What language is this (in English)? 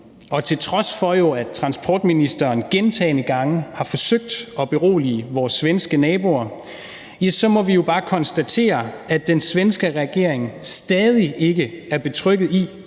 Danish